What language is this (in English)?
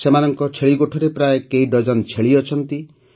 Odia